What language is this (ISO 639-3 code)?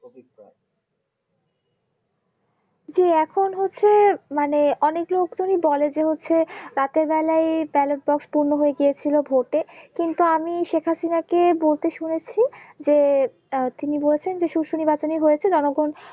ben